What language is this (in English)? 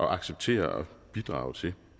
Danish